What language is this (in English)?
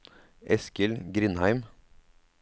Norwegian